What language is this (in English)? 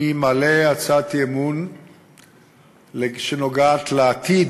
Hebrew